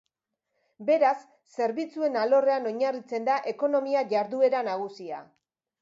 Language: Basque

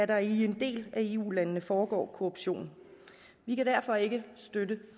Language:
Danish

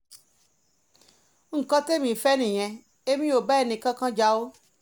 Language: Yoruba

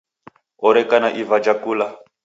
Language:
Taita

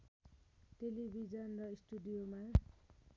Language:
Nepali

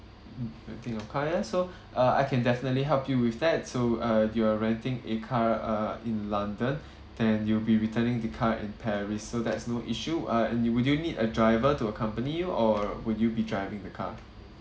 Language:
English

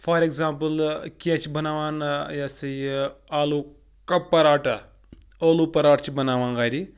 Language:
Kashmiri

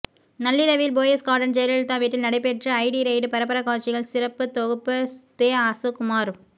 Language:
Tamil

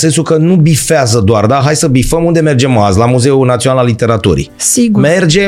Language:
Romanian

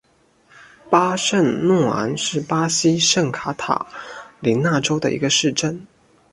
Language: Chinese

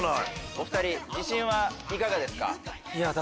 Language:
Japanese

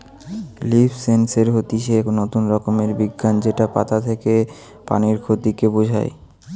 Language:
Bangla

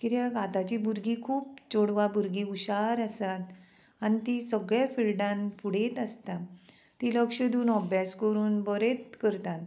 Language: Konkani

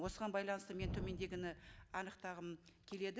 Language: Kazakh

